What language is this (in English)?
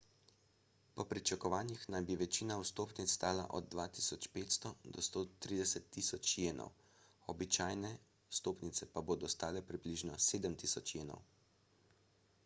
Slovenian